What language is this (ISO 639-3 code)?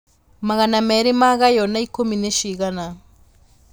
kik